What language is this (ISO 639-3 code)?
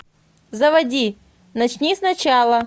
rus